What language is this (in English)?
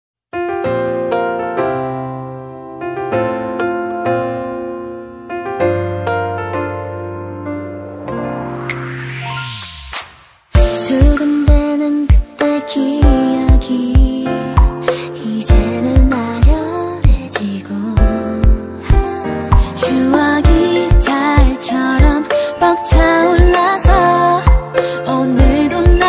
Korean